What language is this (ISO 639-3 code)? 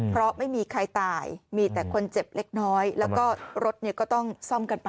tha